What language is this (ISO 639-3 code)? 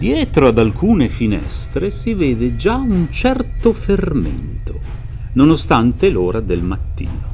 ita